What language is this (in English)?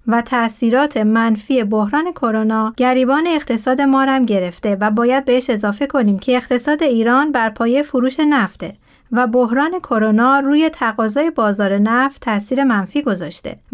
Persian